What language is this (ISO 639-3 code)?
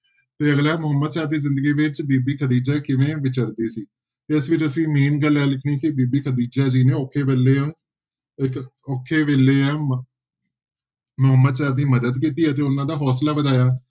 pan